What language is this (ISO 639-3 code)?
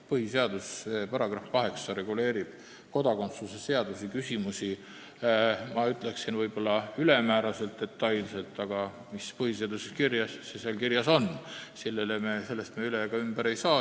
est